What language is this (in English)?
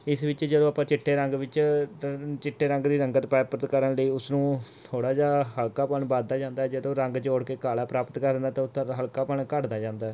Punjabi